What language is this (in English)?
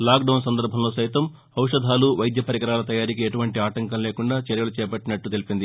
Telugu